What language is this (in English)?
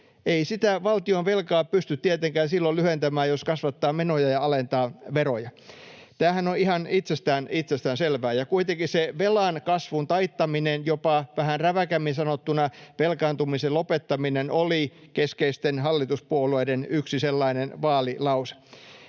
Finnish